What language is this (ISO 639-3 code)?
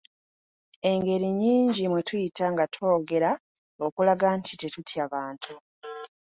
lug